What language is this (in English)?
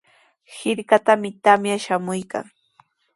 Sihuas Ancash Quechua